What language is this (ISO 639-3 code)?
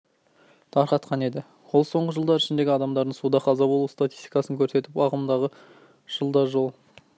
kaz